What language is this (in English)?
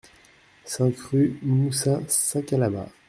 French